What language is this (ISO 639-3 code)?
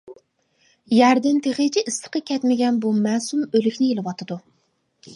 uig